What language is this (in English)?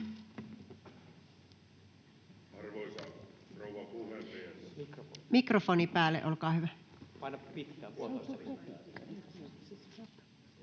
Finnish